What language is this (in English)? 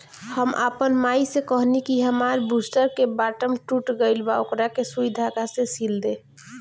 Bhojpuri